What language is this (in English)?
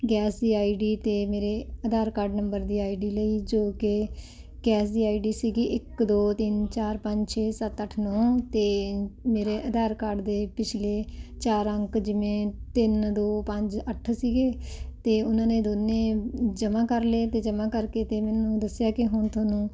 Punjabi